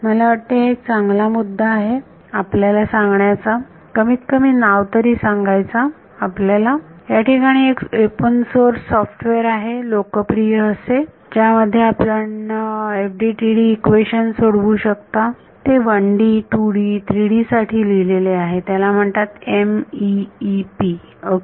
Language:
Marathi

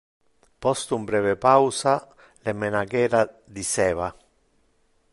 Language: Interlingua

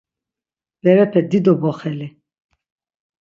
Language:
Laz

